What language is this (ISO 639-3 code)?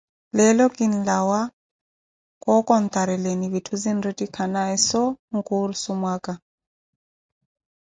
eko